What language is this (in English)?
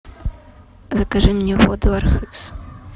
Russian